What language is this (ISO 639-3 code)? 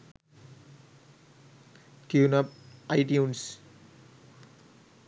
sin